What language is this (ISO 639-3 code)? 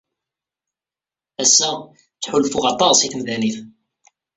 kab